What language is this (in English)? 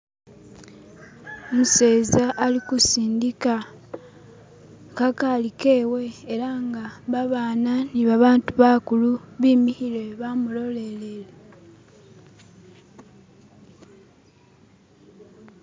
Masaaba